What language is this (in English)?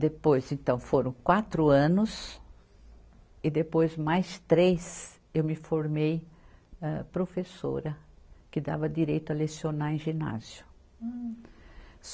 Portuguese